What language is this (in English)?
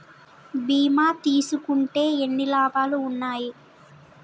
Telugu